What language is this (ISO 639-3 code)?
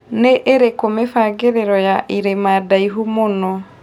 kik